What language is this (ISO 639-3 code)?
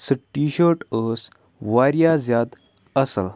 kas